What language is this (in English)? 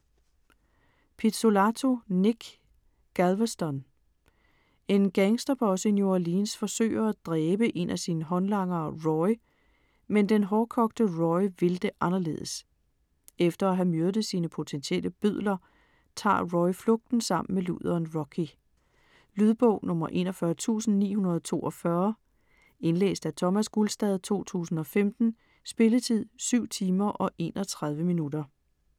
Danish